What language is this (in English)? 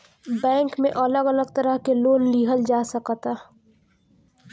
Bhojpuri